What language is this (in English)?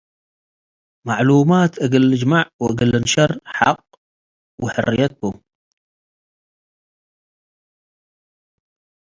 Tigre